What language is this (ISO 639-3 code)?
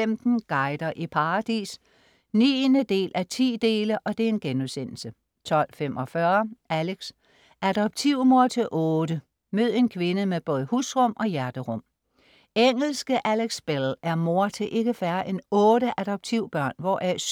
dan